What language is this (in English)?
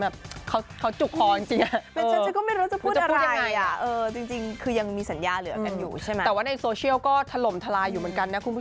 Thai